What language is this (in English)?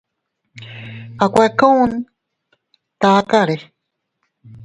Teutila Cuicatec